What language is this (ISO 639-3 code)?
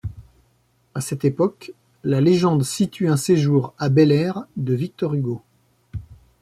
fra